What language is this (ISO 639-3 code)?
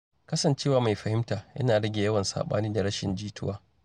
hau